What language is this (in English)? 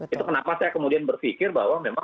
Indonesian